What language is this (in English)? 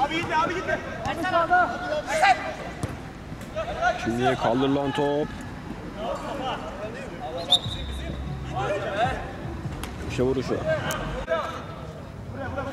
Turkish